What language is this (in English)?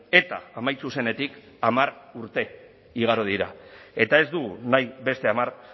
Basque